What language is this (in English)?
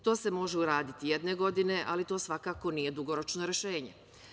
Serbian